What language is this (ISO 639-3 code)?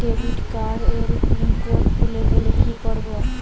ben